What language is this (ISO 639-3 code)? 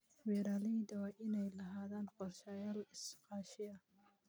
som